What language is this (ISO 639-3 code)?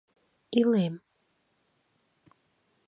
chm